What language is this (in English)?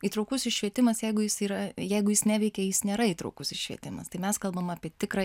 Lithuanian